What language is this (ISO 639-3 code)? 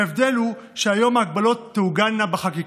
heb